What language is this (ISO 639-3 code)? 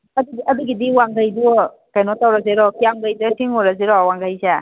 mni